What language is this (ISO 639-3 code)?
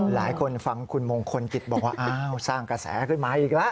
tha